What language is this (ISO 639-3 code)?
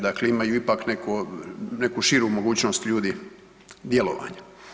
hrv